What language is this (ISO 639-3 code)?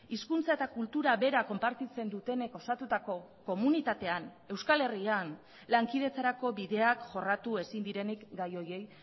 eus